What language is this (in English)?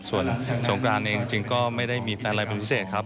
Thai